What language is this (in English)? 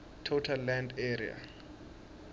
Swati